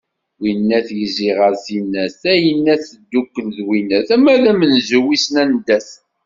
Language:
Kabyle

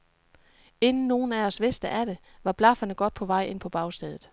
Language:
Danish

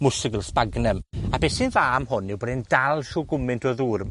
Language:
Welsh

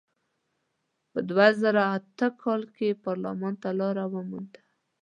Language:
Pashto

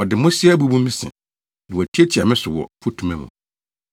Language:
Akan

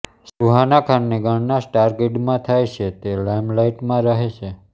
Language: Gujarati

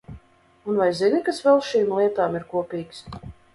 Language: Latvian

